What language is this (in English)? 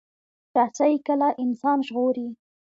Pashto